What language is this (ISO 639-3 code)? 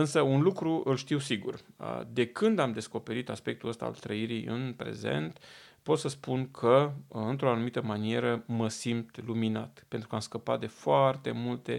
ron